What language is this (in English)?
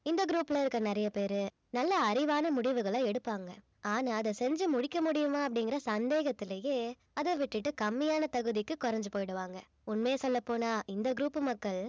Tamil